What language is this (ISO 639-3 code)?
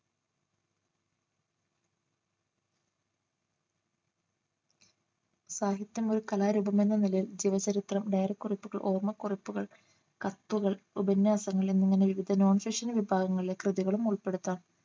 mal